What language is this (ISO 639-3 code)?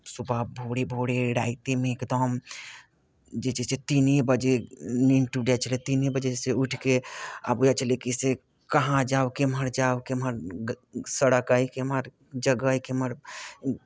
mai